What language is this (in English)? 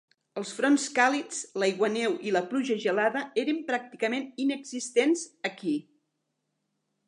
Catalan